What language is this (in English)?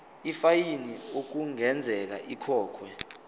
Zulu